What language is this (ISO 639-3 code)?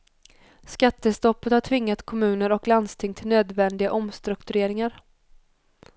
swe